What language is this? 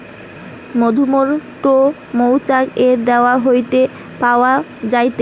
Bangla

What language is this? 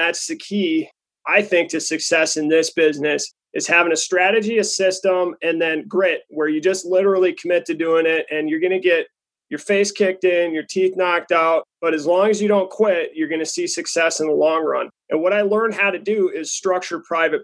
English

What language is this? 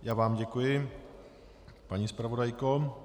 Czech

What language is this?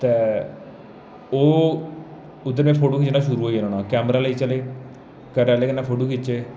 Dogri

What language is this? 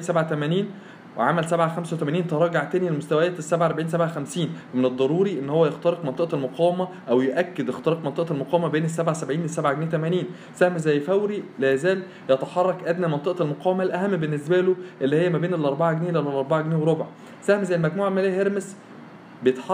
Arabic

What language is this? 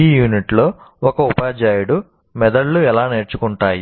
Telugu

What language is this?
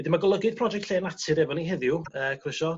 Welsh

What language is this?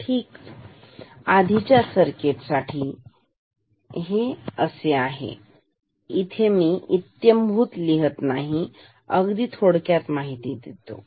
Marathi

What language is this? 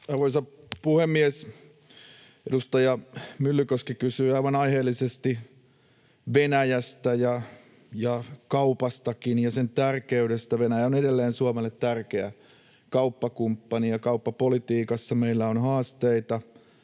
Finnish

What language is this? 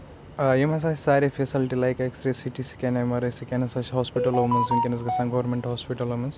Kashmiri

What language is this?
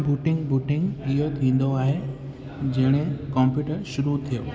Sindhi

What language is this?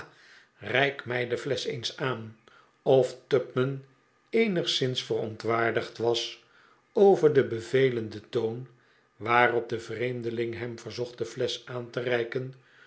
Dutch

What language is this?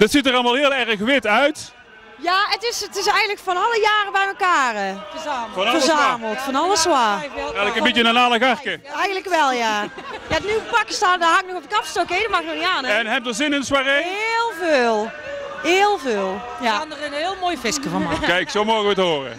Dutch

